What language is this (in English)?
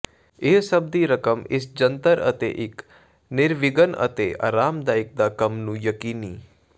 Punjabi